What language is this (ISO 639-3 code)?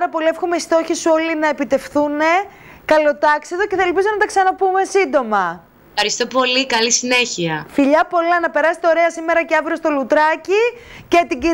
ell